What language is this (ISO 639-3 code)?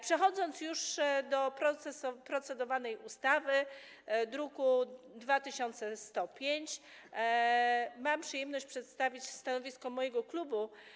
pol